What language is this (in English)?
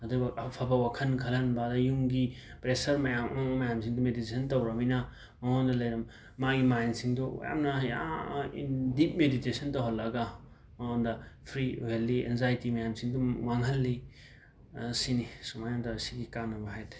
Manipuri